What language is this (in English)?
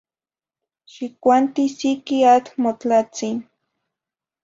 Zacatlán-Ahuacatlán-Tepetzintla Nahuatl